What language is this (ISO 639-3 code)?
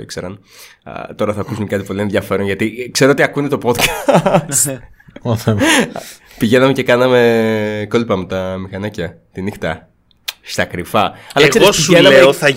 ell